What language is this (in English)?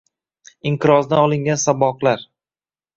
Uzbek